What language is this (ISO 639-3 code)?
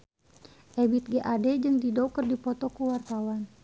sun